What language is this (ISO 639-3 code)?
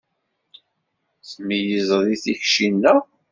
kab